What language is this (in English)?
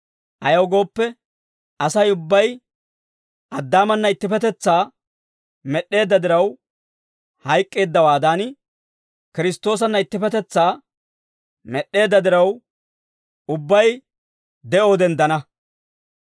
Dawro